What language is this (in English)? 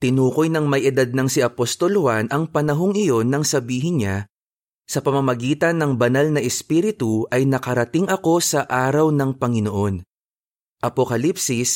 Filipino